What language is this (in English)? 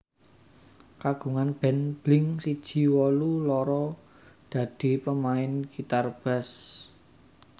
Javanese